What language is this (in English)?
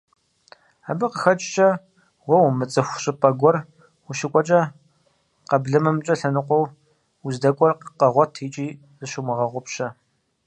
Kabardian